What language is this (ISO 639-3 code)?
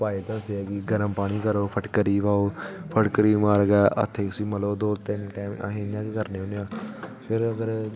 doi